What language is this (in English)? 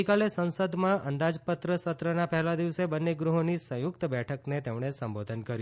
Gujarati